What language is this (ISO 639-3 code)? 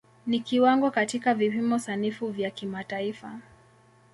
swa